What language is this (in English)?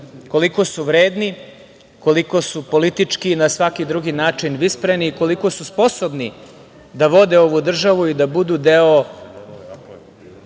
Serbian